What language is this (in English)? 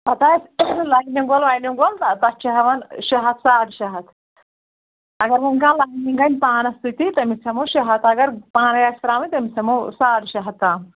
Kashmiri